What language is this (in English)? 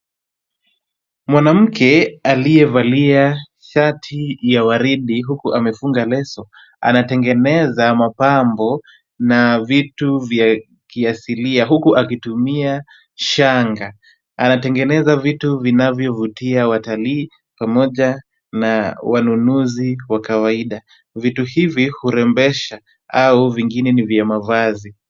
Swahili